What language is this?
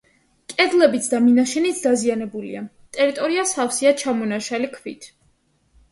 Georgian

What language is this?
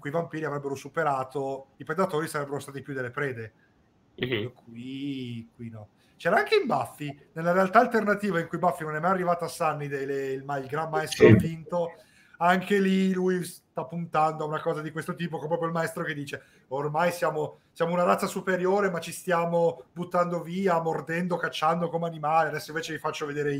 Italian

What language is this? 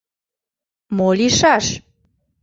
Mari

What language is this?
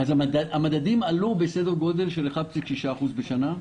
Hebrew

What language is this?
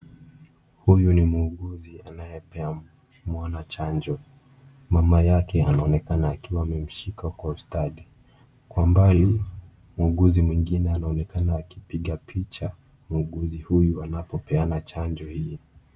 Swahili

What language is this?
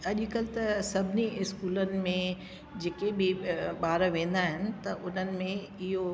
Sindhi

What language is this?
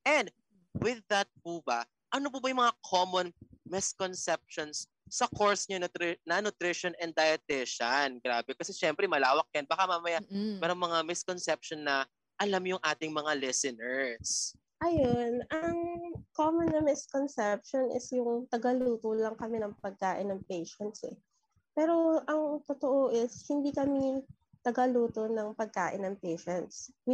Filipino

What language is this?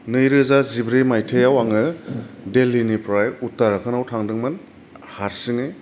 Bodo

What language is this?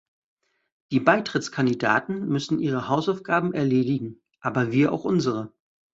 German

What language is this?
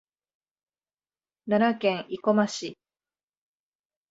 Japanese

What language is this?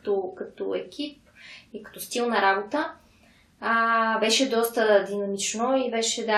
Bulgarian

